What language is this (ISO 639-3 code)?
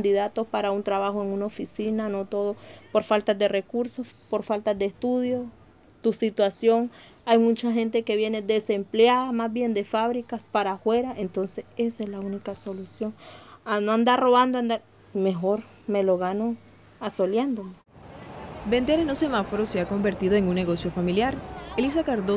spa